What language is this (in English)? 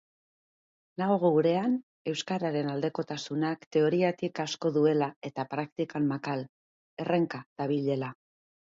Basque